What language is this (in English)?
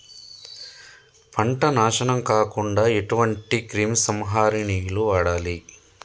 Telugu